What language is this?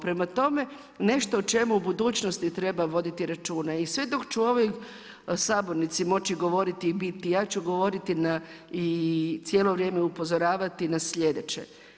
Croatian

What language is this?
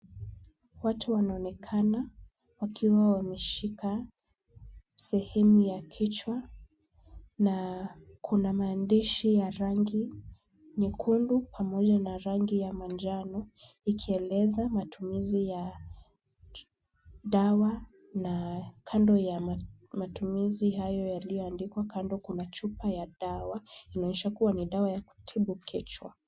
Swahili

